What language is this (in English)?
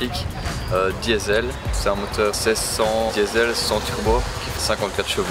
French